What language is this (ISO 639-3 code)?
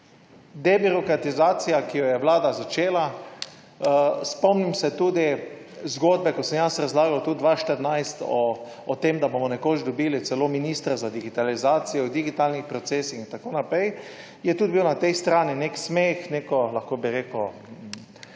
slv